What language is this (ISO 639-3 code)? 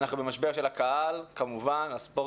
heb